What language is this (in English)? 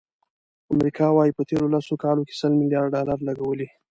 Pashto